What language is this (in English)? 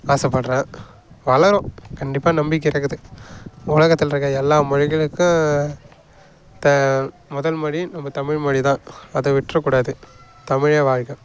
Tamil